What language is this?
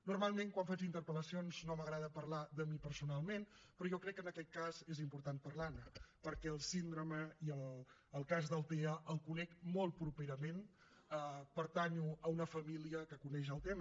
Catalan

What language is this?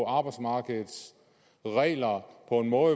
Danish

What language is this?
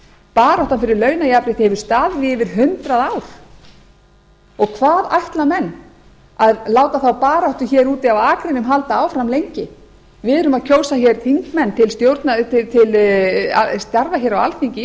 Icelandic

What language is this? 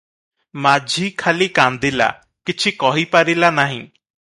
Odia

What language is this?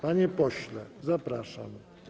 Polish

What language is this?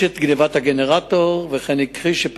Hebrew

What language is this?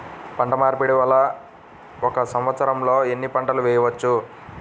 Telugu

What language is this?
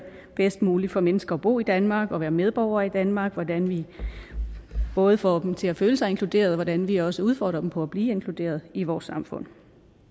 Danish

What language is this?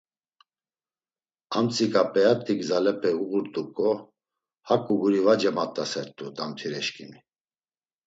Laz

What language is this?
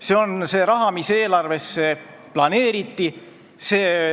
Estonian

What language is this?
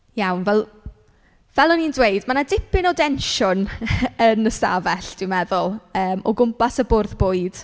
Welsh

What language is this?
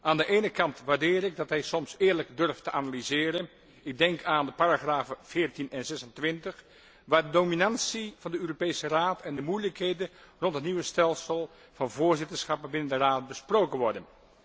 Dutch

